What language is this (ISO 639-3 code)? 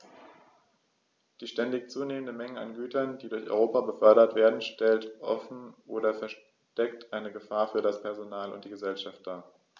deu